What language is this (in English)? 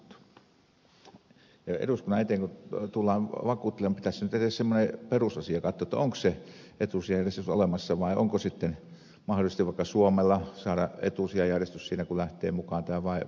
Finnish